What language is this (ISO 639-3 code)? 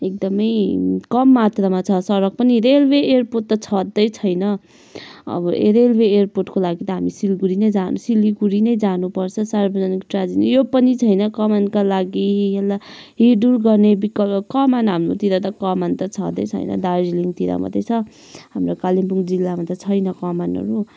nep